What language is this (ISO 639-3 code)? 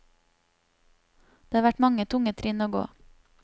nor